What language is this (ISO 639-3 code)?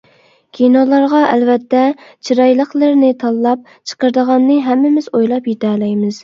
uig